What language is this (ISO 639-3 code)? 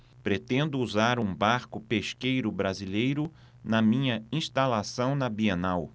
por